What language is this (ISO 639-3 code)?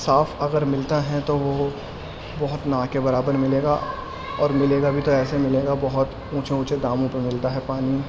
urd